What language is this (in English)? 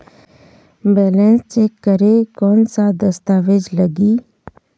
Chhattisgarhi